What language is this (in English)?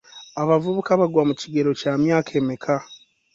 Ganda